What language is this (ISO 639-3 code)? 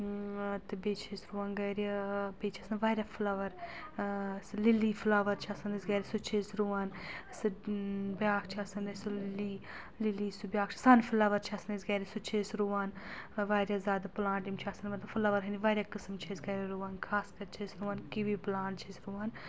kas